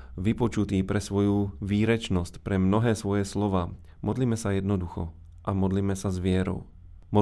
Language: Slovak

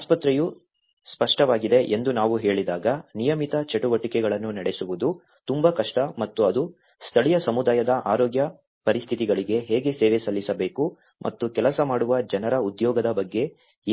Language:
Kannada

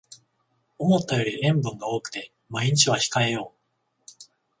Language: Japanese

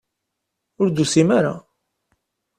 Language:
Kabyle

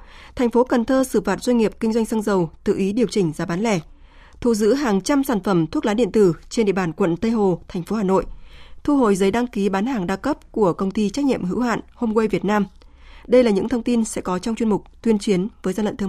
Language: Vietnamese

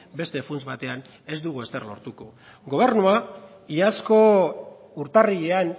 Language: Basque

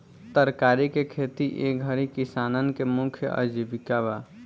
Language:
Bhojpuri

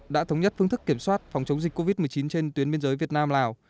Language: Vietnamese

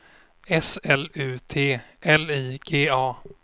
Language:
Swedish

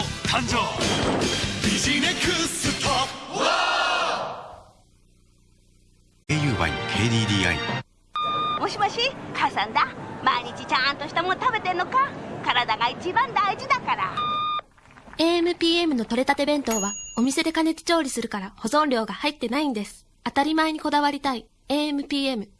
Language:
Japanese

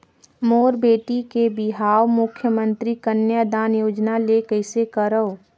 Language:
Chhattisgarhi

